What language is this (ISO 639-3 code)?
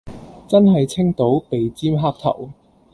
yue